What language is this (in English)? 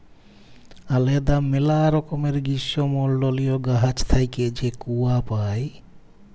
Bangla